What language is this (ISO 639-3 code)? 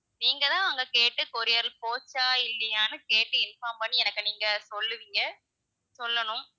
tam